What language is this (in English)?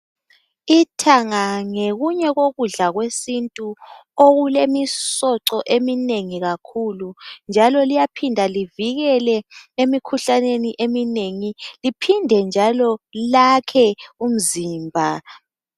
North Ndebele